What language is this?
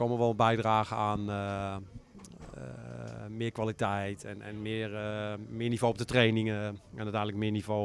Dutch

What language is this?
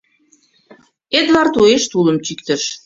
Mari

